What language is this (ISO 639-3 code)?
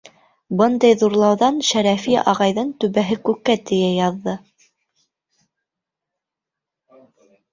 bak